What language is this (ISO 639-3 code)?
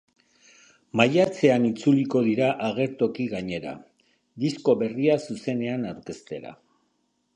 eus